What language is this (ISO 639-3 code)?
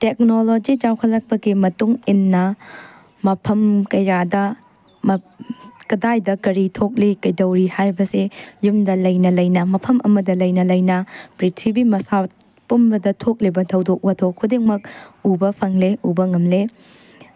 mni